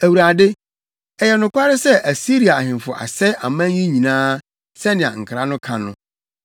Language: Akan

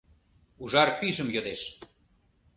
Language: Mari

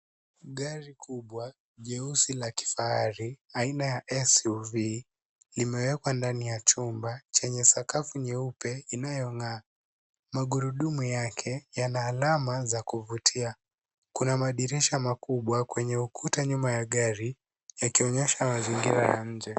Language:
Swahili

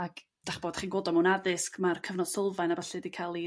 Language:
Welsh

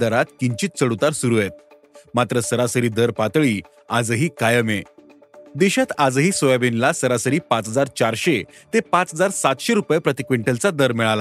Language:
Marathi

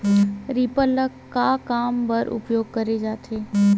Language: Chhattisgarhi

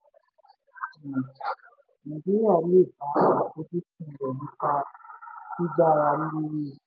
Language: Yoruba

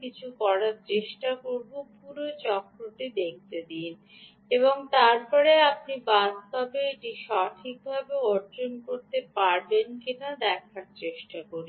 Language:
Bangla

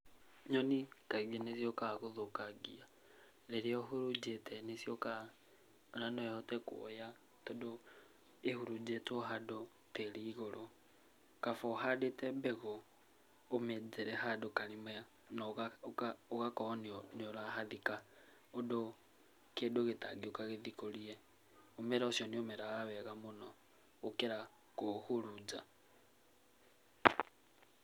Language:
Kikuyu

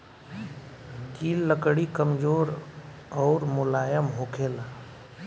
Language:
Bhojpuri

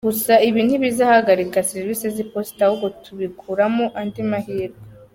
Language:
Kinyarwanda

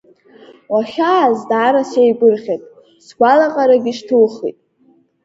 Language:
Abkhazian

